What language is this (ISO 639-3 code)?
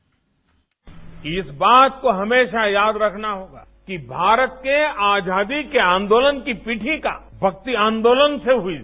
hin